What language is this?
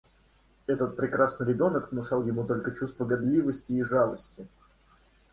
Russian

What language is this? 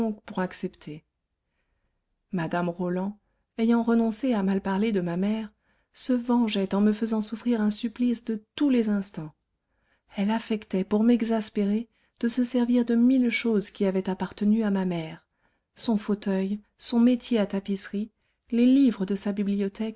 French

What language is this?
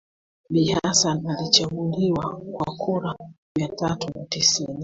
Swahili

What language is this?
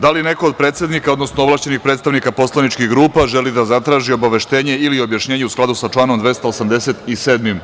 Serbian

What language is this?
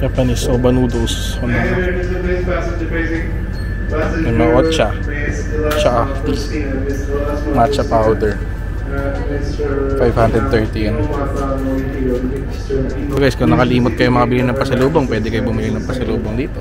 Filipino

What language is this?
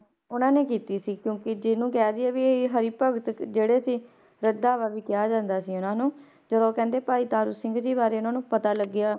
Punjabi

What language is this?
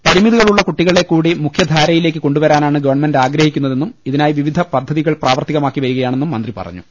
Malayalam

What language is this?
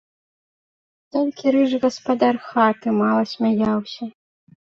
Belarusian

